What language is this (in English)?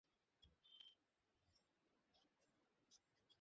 Bangla